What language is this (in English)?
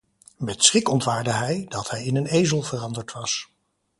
Dutch